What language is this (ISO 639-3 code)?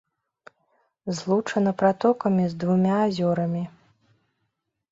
bel